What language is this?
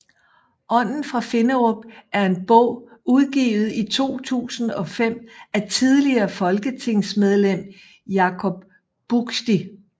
Danish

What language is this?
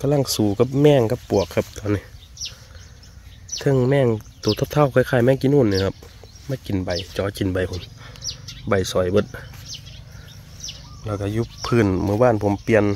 Thai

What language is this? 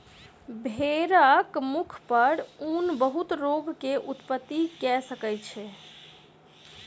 Maithili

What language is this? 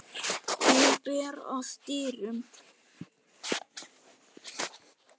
Icelandic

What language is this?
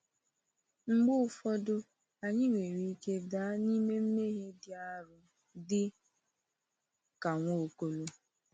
Igbo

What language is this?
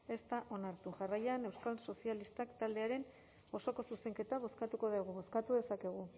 Basque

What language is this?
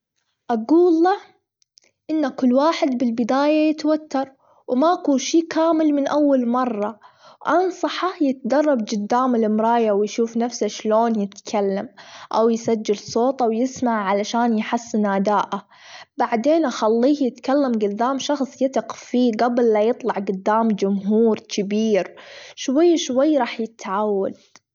Gulf Arabic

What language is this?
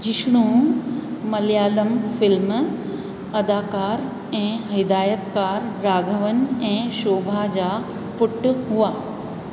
Sindhi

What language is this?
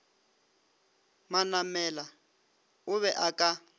Northern Sotho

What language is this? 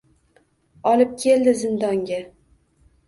Uzbek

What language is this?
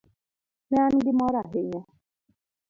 Luo (Kenya and Tanzania)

